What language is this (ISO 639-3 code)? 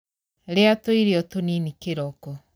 kik